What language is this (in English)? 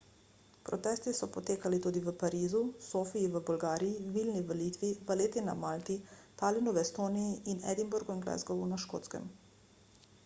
Slovenian